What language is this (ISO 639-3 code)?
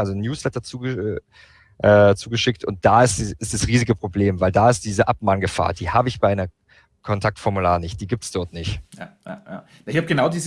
deu